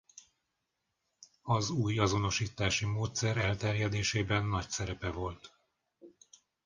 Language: Hungarian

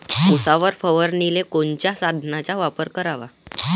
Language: Marathi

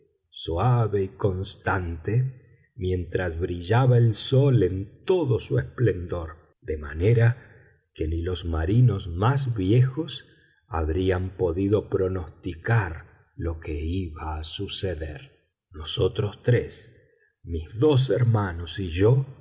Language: Spanish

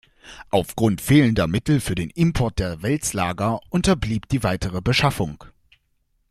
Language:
German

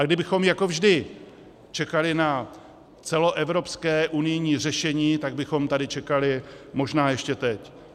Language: Czech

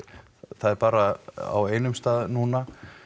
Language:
Icelandic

